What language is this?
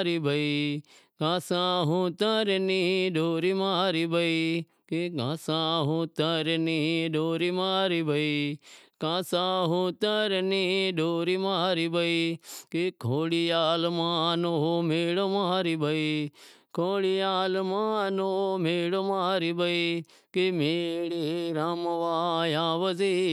Wadiyara Koli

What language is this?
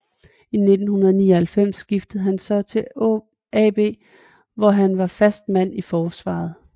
Danish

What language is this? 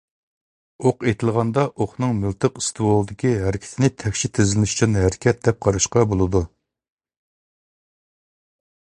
Uyghur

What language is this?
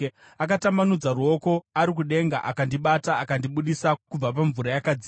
Shona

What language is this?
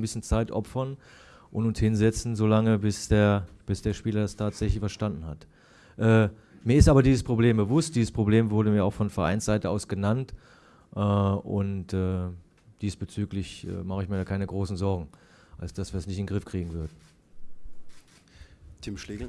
German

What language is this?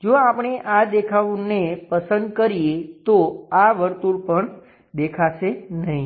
Gujarati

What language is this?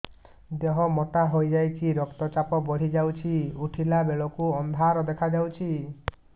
Odia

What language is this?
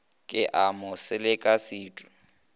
Northern Sotho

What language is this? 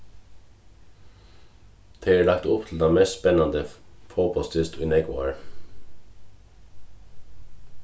Faroese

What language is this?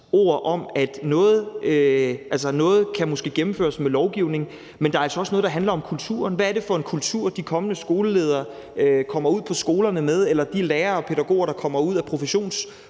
Danish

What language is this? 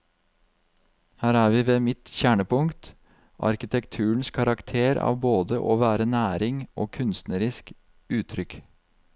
Norwegian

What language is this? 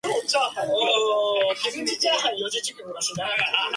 Chiquián Ancash Quechua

